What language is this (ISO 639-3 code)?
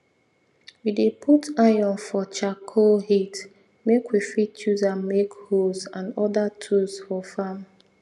pcm